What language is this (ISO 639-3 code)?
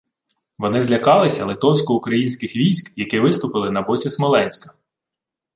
ukr